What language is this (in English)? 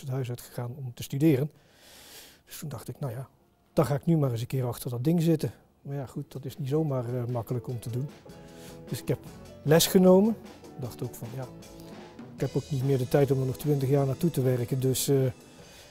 Dutch